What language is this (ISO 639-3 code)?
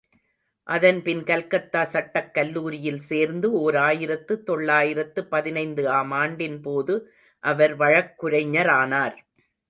tam